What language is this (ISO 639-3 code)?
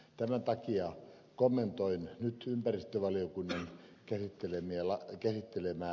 fin